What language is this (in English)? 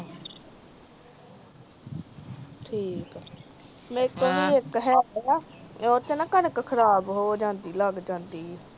Punjabi